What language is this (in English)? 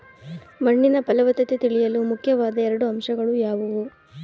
Kannada